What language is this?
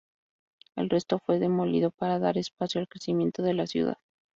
Spanish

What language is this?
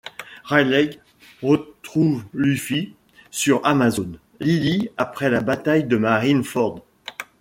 French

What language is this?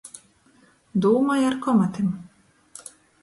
Latgalian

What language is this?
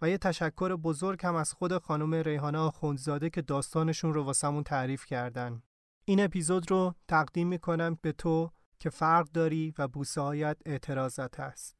Persian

